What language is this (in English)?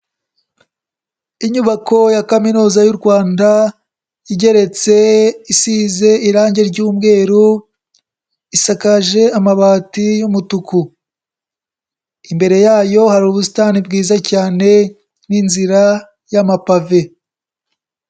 Kinyarwanda